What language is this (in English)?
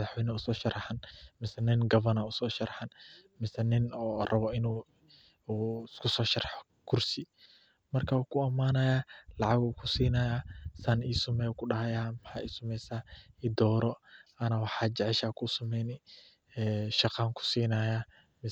Somali